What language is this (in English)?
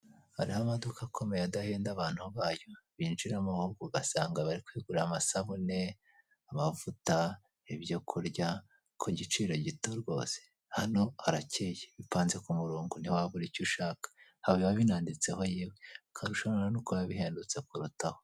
Kinyarwanda